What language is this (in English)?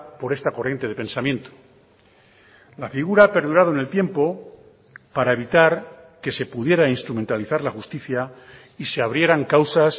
Spanish